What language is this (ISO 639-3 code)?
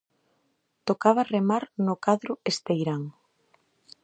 glg